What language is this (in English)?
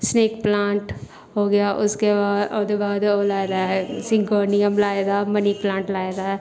Dogri